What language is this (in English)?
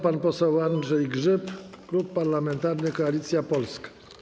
Polish